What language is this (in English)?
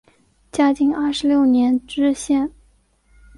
Chinese